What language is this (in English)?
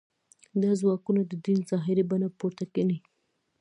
Pashto